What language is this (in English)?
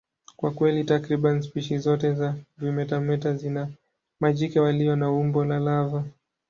Swahili